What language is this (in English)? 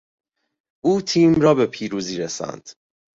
Persian